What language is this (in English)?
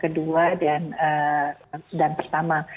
Indonesian